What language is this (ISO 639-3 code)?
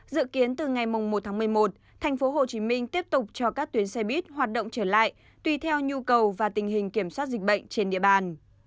vie